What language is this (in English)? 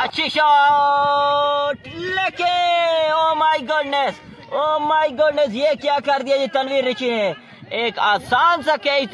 Romanian